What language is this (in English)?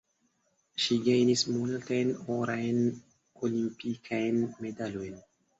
Esperanto